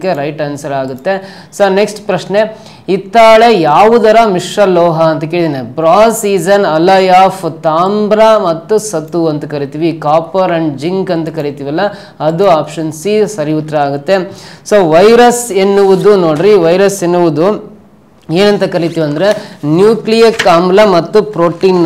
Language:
Kannada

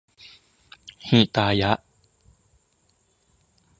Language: Thai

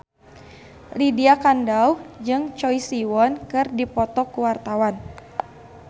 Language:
Sundanese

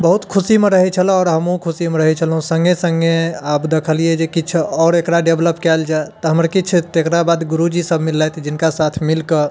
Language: Maithili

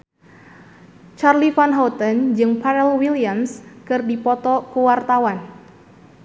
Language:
Sundanese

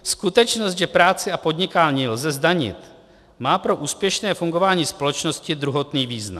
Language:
Czech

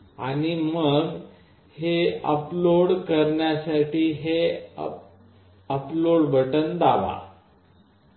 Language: Marathi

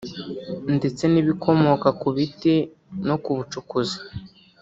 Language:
Kinyarwanda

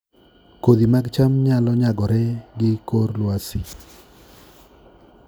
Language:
Luo (Kenya and Tanzania)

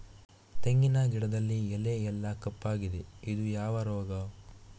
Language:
Kannada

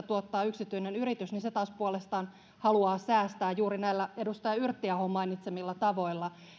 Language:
Finnish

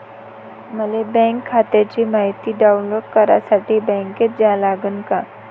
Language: Marathi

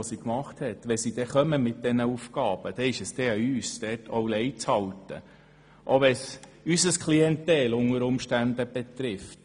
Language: Swiss German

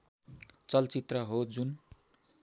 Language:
Nepali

